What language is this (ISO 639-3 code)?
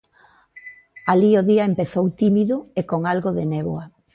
glg